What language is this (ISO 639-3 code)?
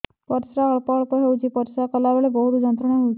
ori